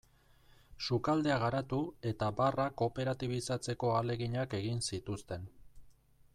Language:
Basque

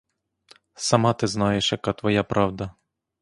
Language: Ukrainian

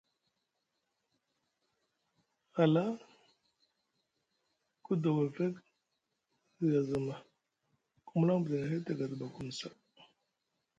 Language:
Musgu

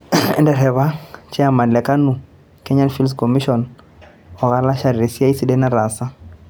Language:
Masai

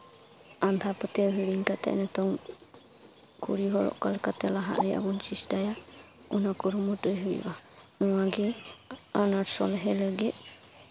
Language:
Santali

